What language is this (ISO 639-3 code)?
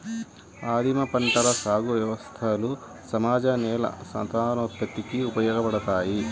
tel